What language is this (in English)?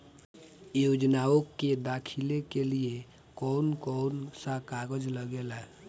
Bhojpuri